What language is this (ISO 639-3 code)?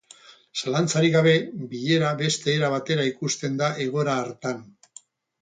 eus